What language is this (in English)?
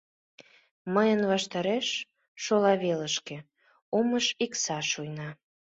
Mari